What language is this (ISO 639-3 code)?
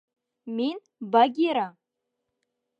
bak